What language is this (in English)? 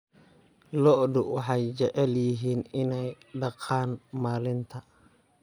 Somali